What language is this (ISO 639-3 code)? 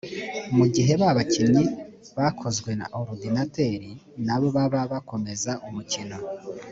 kin